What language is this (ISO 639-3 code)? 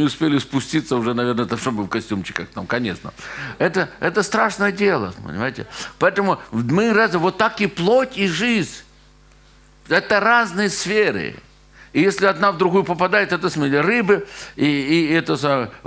rus